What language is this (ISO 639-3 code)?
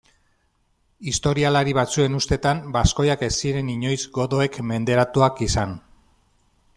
eus